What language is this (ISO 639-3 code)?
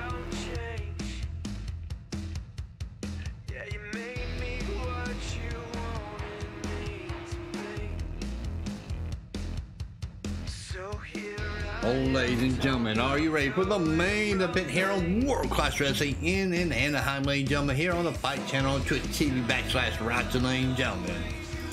eng